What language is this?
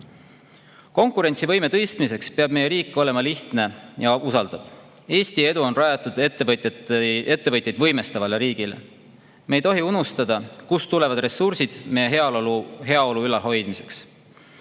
Estonian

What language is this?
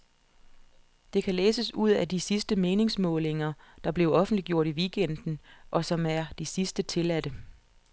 Danish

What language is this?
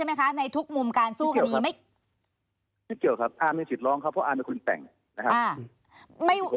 Thai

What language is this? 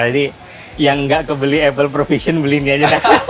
Indonesian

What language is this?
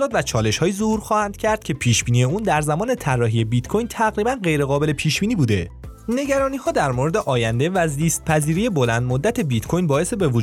Persian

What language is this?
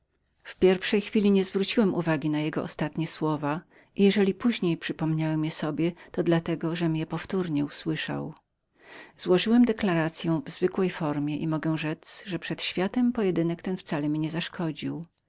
Polish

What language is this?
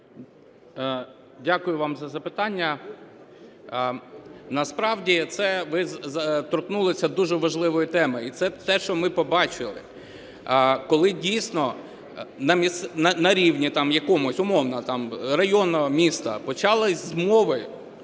Ukrainian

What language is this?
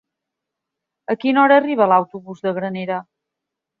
Catalan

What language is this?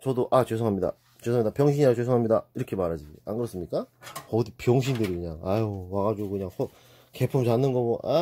Korean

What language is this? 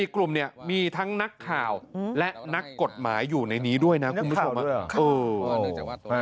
Thai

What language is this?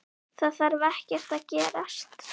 Icelandic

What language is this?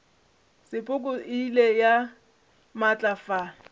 Northern Sotho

